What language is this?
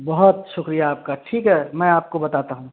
Urdu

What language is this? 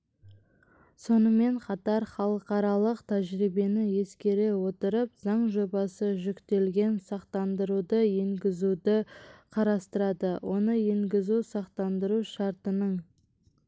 Kazakh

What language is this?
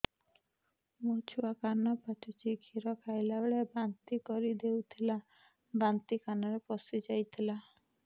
Odia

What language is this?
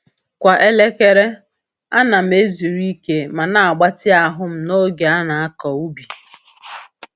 Igbo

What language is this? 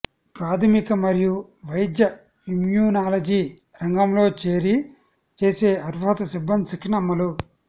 Telugu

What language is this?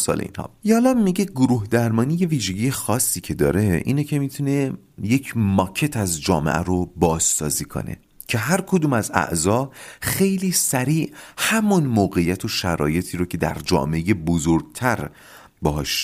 Persian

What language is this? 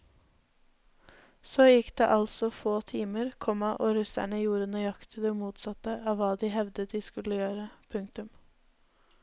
Norwegian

